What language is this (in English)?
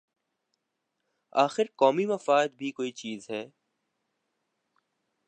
Urdu